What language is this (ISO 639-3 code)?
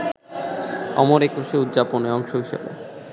ben